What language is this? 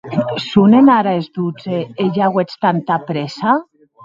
Occitan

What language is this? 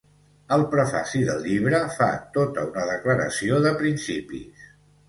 Catalan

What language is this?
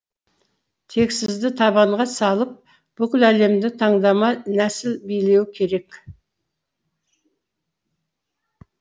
Kazakh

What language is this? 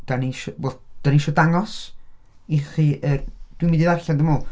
Welsh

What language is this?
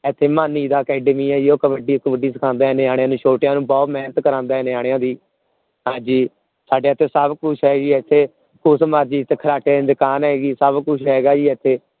Punjabi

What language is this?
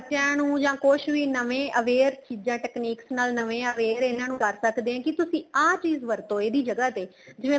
Punjabi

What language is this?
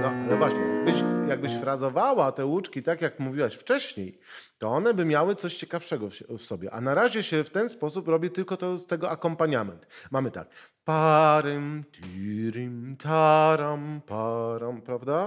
Polish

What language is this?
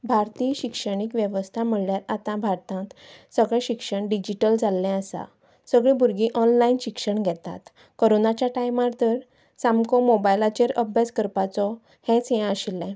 Konkani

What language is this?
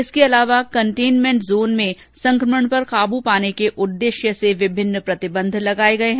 Hindi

